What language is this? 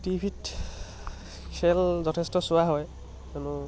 Assamese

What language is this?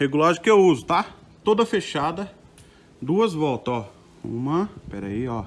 Portuguese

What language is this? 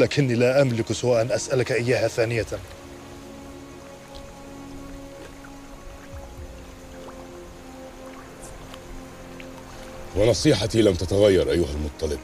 Arabic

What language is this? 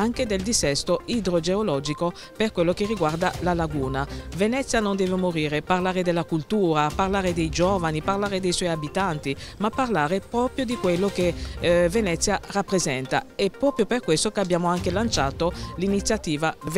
Italian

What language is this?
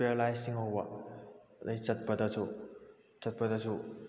Manipuri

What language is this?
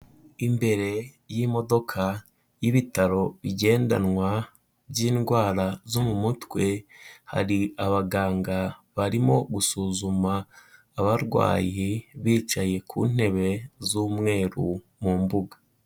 Kinyarwanda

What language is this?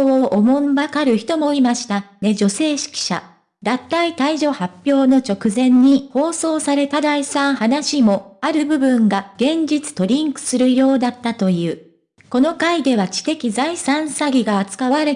Japanese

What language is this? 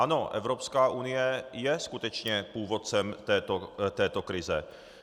Czech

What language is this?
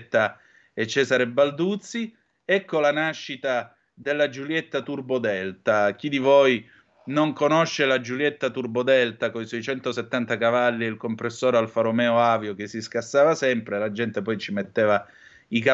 Italian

